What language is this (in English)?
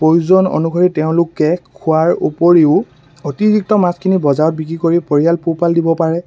Assamese